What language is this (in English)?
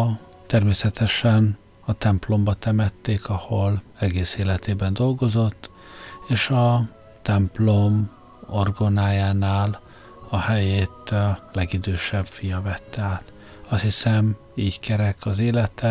Hungarian